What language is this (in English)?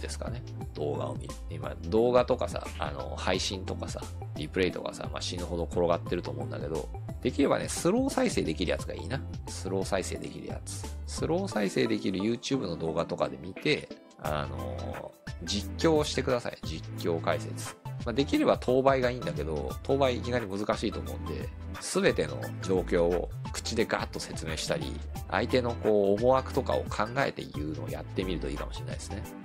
Japanese